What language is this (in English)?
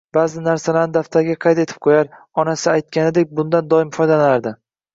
Uzbek